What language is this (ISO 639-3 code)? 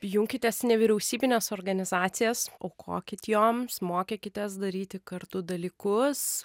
lit